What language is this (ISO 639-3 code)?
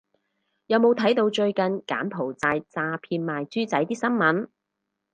yue